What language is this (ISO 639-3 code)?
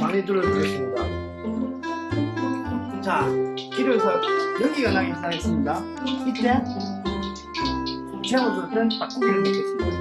kor